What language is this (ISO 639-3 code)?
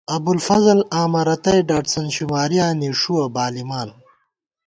gwt